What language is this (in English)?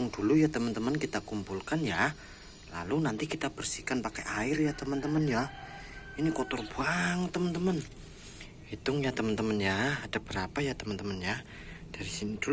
Indonesian